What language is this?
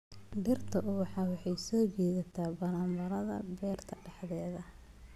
Somali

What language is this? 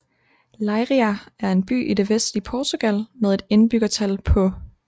Danish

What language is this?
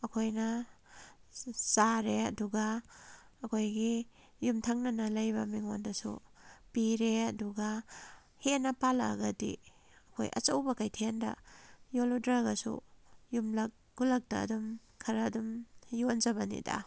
Manipuri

